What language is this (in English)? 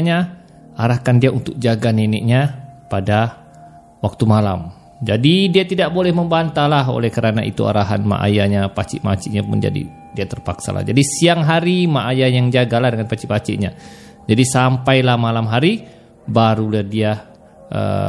Malay